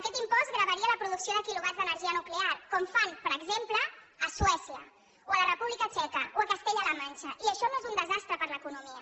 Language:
Catalan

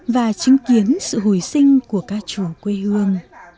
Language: Vietnamese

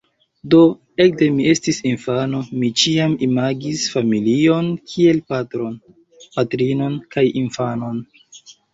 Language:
Esperanto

